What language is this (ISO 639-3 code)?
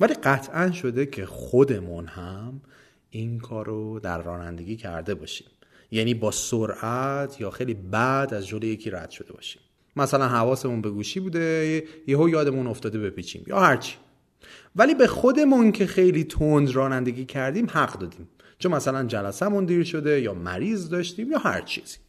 fas